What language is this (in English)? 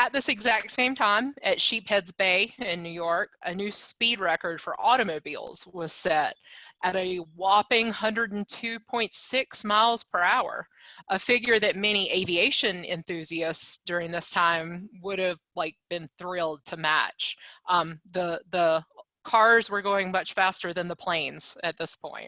English